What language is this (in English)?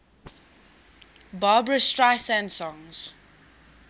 English